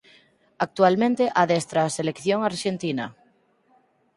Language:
Galician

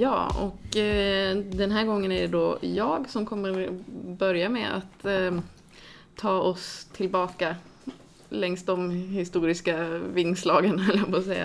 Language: Swedish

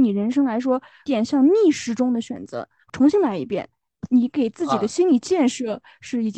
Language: Chinese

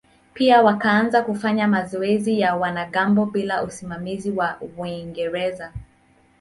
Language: Swahili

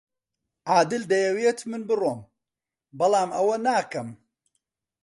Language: Central Kurdish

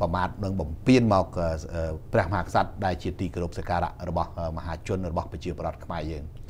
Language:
Thai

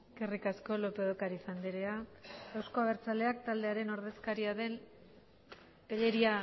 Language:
Basque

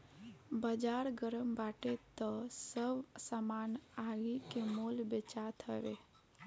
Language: Bhojpuri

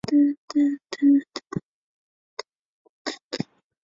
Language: Chinese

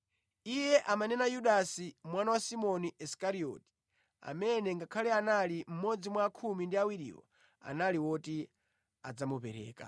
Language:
Nyanja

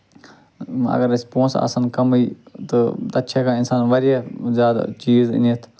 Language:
Kashmiri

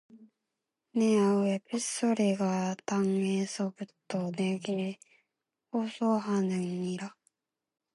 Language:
Korean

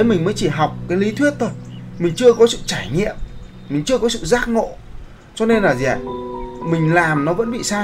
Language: Vietnamese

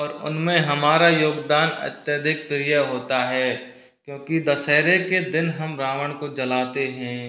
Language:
Hindi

